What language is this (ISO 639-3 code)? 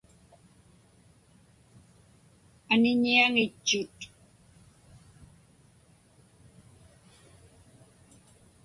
ipk